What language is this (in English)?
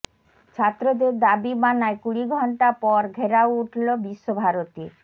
Bangla